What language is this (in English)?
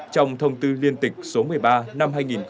Vietnamese